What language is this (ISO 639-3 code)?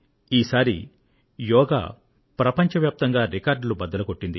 tel